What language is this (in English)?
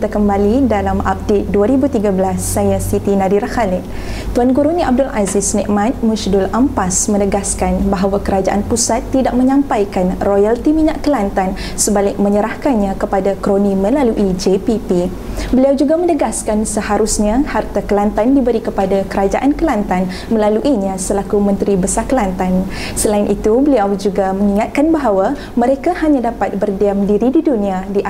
Malay